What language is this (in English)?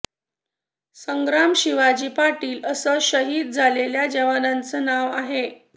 Marathi